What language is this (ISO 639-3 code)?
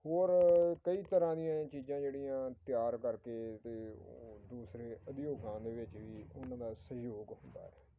pan